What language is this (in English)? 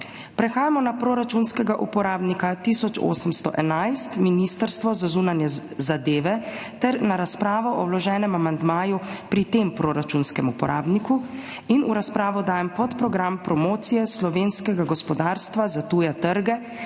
Slovenian